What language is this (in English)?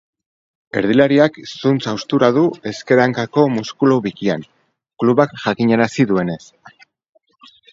Basque